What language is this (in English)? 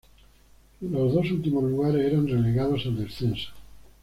Spanish